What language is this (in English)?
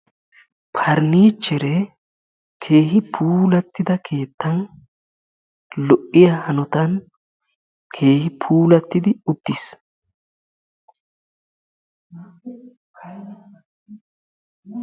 Wolaytta